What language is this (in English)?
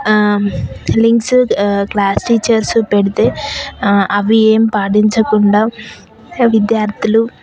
Telugu